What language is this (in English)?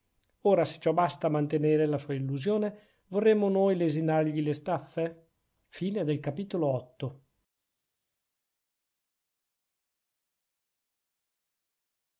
Italian